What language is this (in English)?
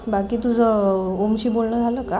Marathi